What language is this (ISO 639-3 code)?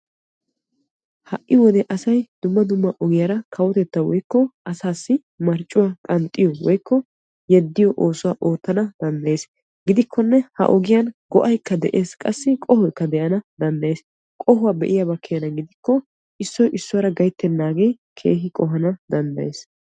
wal